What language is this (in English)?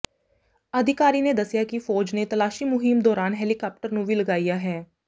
Punjabi